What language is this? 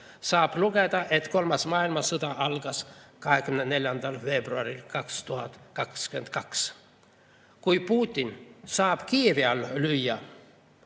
Estonian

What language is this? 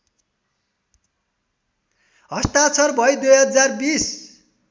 Nepali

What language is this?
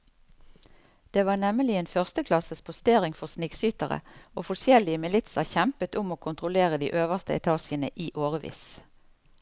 Norwegian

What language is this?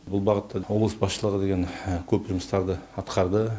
Kazakh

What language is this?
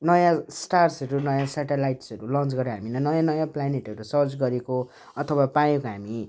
Nepali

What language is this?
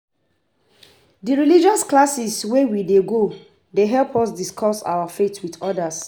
Nigerian Pidgin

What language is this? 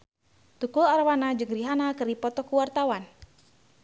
Sundanese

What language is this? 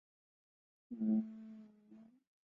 Chinese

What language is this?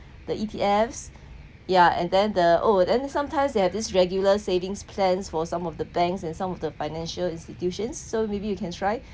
English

